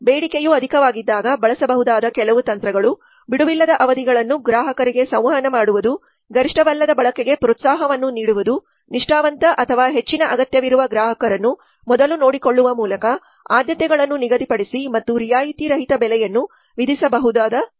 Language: Kannada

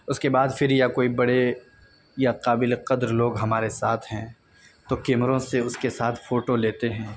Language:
Urdu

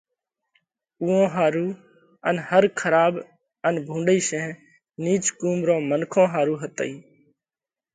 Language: Parkari Koli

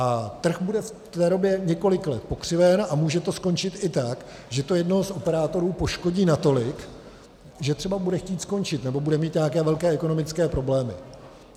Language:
Czech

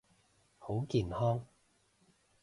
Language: Cantonese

